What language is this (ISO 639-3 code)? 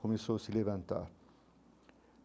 por